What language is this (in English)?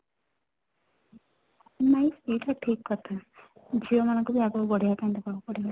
Odia